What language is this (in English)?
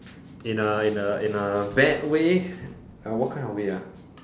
English